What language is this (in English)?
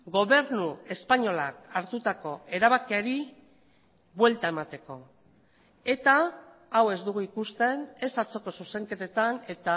Basque